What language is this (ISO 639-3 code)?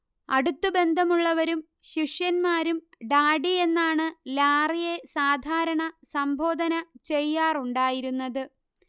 mal